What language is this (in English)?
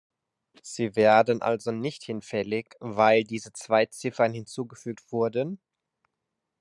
German